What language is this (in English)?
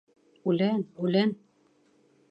Bashkir